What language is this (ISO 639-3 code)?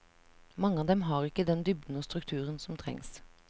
nor